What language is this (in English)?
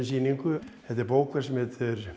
Icelandic